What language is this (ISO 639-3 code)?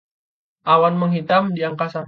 ind